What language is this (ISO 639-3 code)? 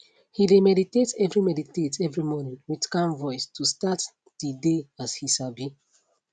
pcm